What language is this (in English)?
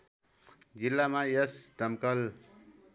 Nepali